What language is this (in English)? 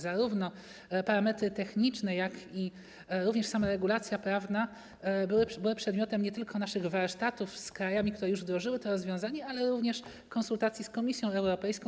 Polish